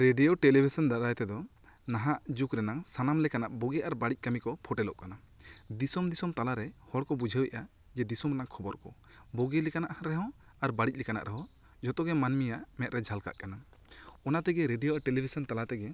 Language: Santali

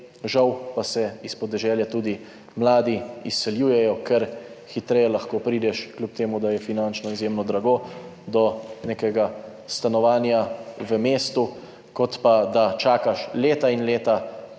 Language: Slovenian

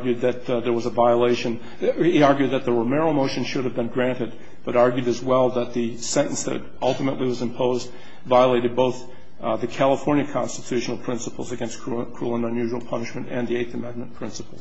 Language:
English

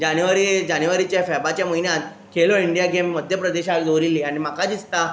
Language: Konkani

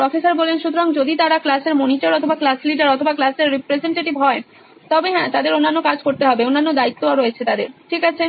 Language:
Bangla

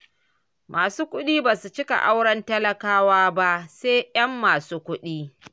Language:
Hausa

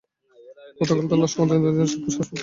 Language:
Bangla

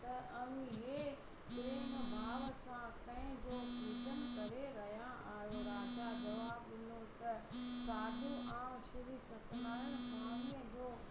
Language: Sindhi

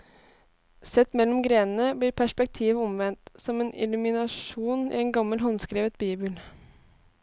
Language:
Norwegian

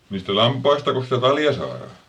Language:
Finnish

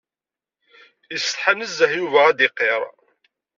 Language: Kabyle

